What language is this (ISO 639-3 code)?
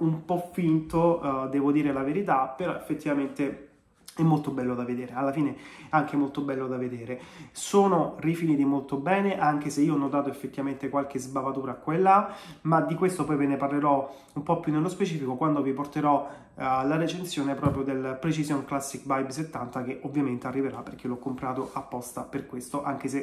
ita